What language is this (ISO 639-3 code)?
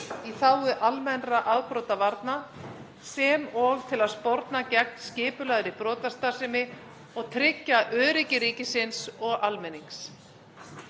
isl